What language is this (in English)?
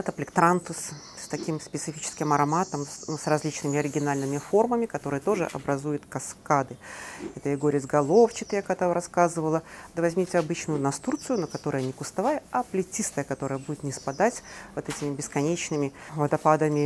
Russian